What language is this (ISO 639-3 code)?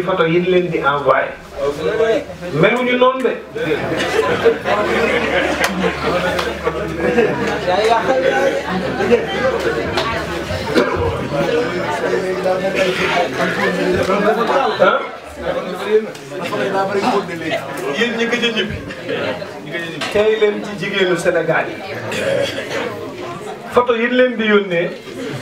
ara